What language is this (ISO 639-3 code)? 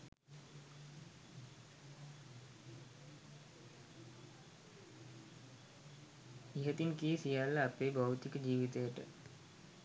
sin